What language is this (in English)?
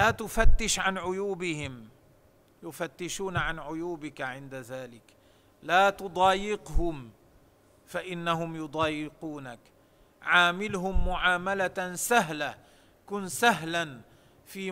Arabic